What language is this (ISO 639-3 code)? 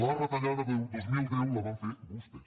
cat